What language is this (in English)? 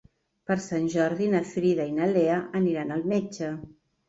Catalan